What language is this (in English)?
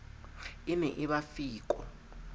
Southern Sotho